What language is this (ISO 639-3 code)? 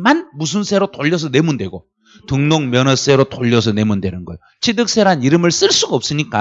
kor